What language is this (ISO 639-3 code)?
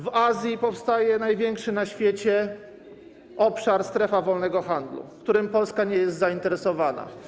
pol